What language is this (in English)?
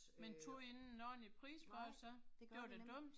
Danish